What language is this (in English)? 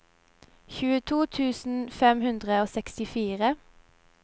Norwegian